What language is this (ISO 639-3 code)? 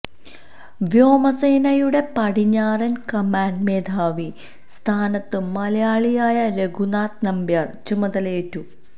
mal